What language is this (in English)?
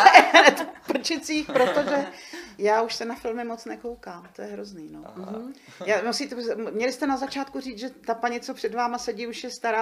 Czech